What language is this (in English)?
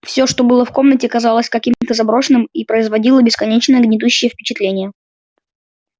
Russian